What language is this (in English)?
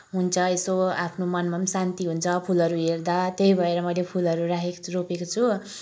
Nepali